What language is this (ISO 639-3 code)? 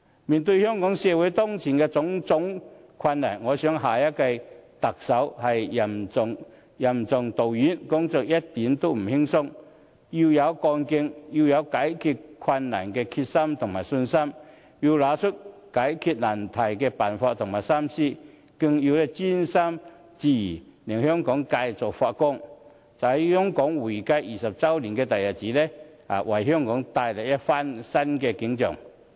yue